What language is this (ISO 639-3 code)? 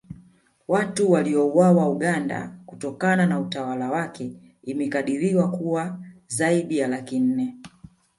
swa